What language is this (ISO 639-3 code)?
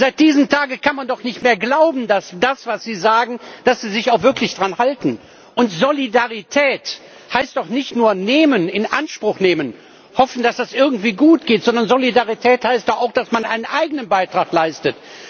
deu